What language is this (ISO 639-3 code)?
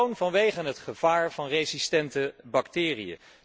nld